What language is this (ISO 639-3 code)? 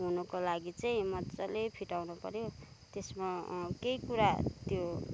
nep